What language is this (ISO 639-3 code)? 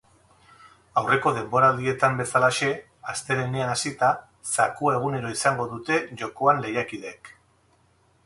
eus